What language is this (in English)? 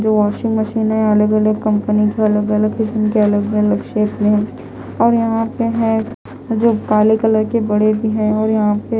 Hindi